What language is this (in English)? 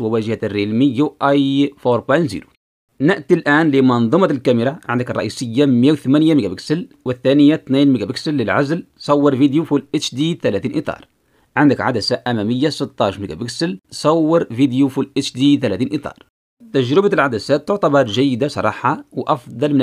Arabic